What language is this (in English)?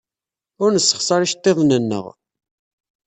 Kabyle